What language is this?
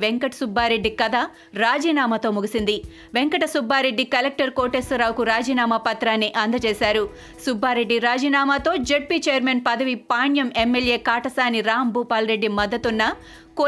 Telugu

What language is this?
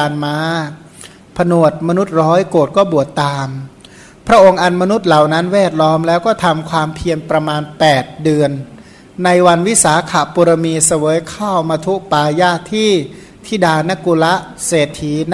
Thai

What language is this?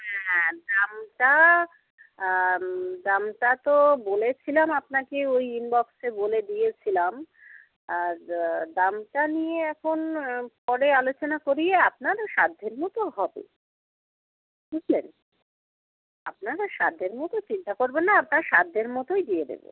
Bangla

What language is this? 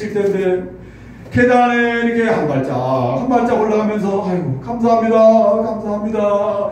Korean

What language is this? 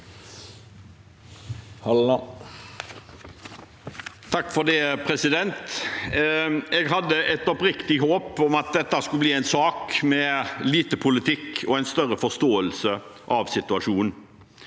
Norwegian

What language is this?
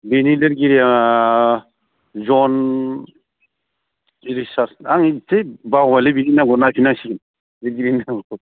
Bodo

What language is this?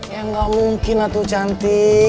Indonesian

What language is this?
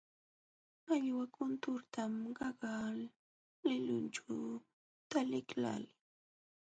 Jauja Wanca Quechua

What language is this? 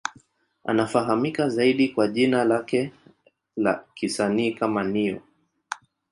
Swahili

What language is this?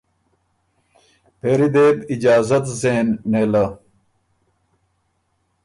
Ormuri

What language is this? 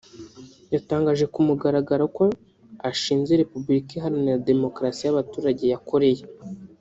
Kinyarwanda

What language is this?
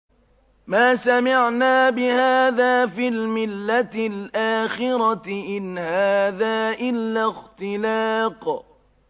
Arabic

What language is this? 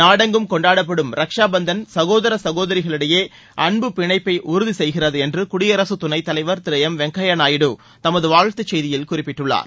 Tamil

